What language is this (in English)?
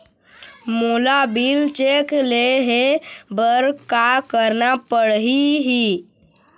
Chhattisgarhi